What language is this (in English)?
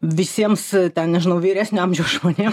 Lithuanian